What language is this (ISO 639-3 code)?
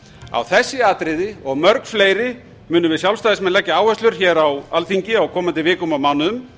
isl